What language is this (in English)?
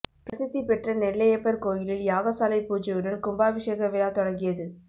Tamil